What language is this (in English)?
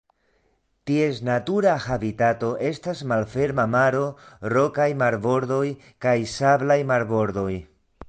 Esperanto